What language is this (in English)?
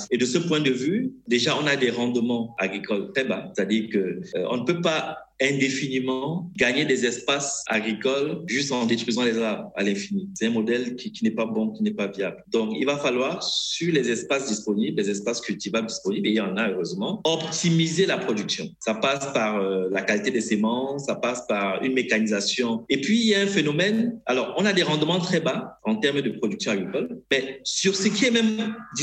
French